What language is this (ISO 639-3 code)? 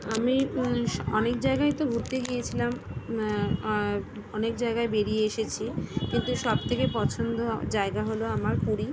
ben